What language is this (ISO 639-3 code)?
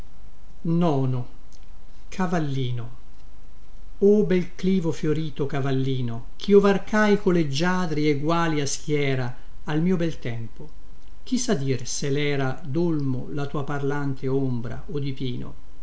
ita